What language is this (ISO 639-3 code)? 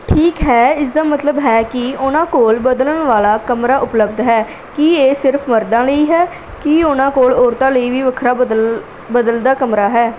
pan